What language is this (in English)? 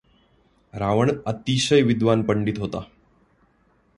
Marathi